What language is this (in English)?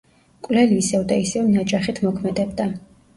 Georgian